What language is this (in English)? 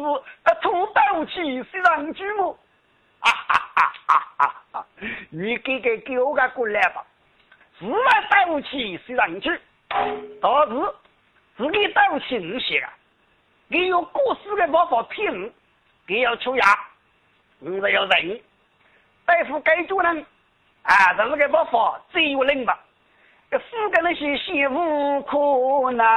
Chinese